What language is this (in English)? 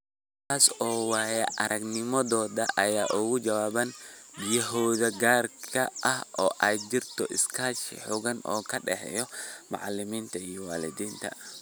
Somali